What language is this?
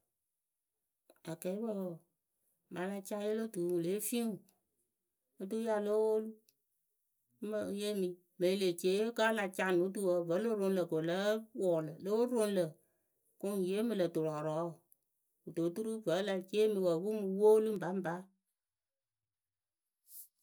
Akebu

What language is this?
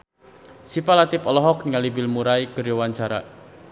Sundanese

